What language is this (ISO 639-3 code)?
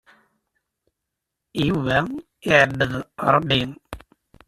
kab